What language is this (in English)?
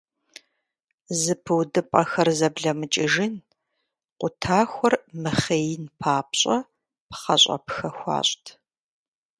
Kabardian